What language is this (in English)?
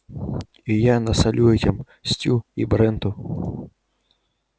Russian